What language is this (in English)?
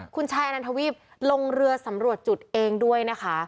Thai